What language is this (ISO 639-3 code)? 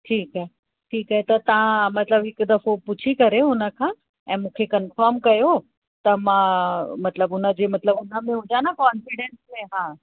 snd